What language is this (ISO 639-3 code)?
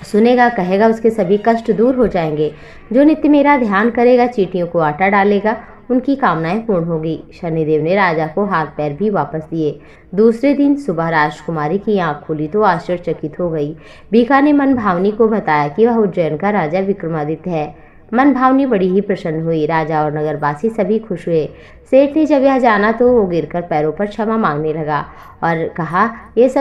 hin